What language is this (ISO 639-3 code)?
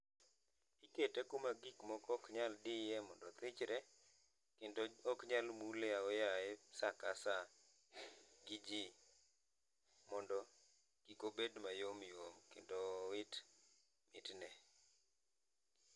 luo